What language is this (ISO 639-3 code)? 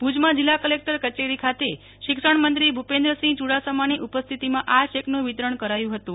guj